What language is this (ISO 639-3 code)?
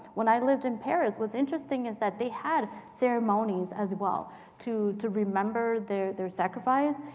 eng